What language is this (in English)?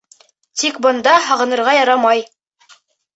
Bashkir